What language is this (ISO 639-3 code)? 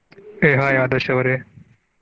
kan